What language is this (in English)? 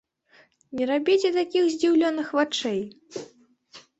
Belarusian